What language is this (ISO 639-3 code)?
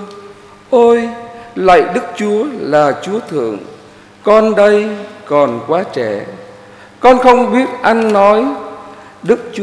vie